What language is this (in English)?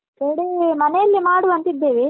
Kannada